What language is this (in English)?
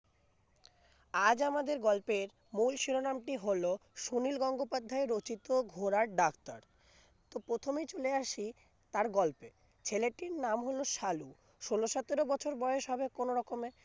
Bangla